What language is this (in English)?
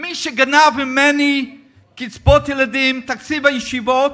Hebrew